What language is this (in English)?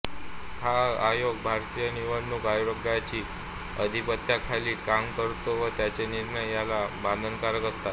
Marathi